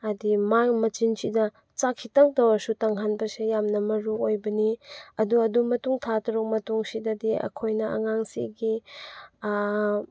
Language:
Manipuri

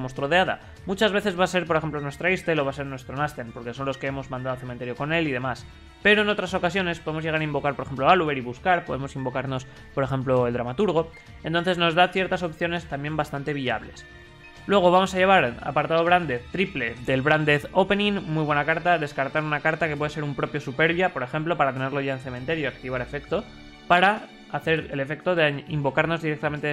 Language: Spanish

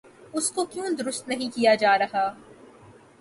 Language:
Urdu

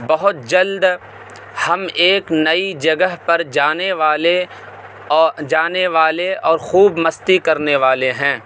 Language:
Urdu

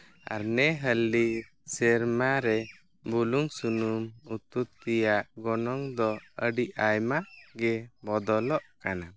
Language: Santali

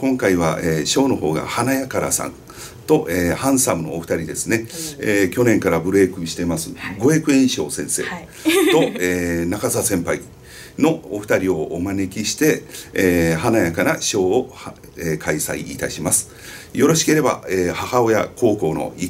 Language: Japanese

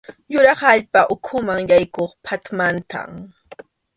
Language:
Arequipa-La Unión Quechua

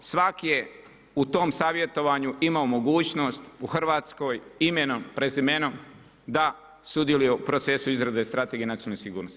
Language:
Croatian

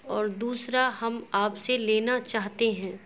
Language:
Urdu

